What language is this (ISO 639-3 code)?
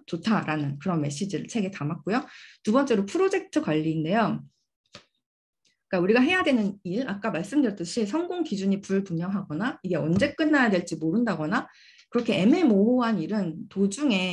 kor